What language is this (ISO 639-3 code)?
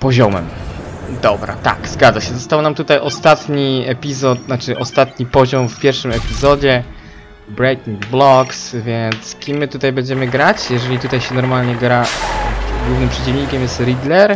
pol